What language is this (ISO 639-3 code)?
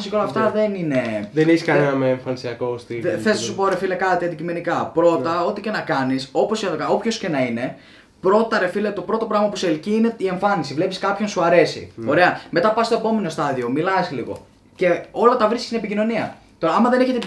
ell